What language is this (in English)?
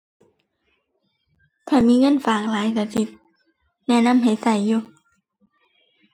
Thai